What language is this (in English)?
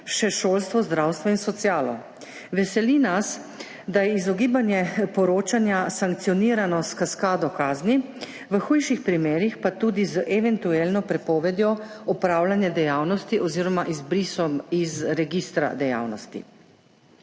Slovenian